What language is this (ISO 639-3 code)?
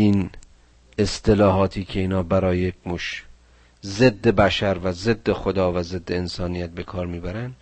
fas